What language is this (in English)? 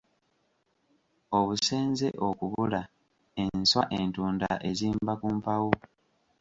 Ganda